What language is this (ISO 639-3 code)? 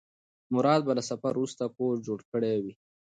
pus